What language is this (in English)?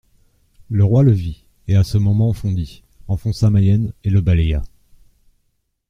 French